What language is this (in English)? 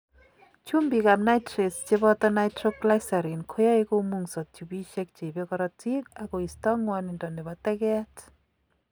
Kalenjin